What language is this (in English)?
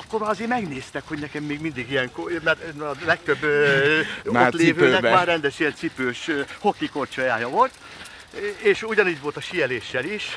Hungarian